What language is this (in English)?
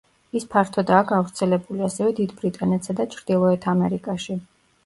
Georgian